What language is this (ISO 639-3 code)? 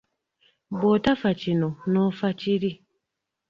lug